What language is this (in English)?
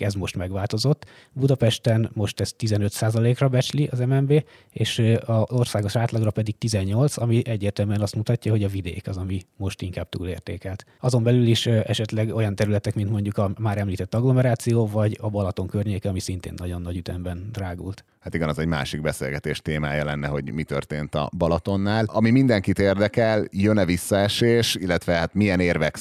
Hungarian